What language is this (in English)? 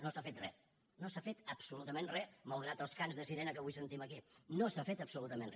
Catalan